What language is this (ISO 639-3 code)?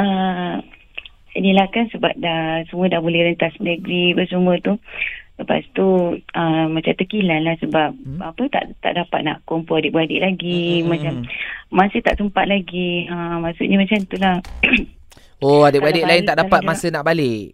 msa